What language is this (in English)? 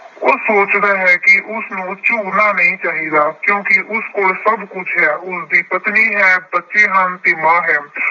Punjabi